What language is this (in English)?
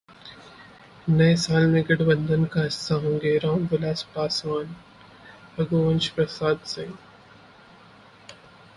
Hindi